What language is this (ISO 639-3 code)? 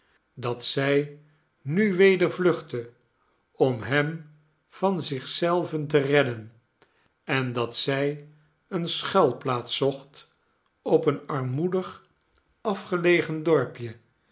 nld